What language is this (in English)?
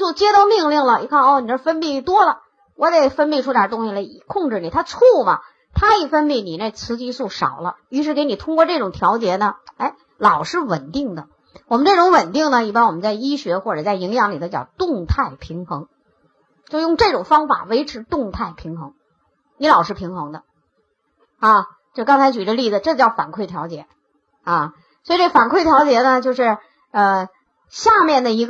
Chinese